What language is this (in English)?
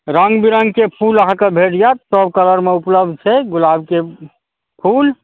Maithili